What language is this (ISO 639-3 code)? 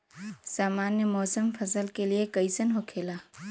bho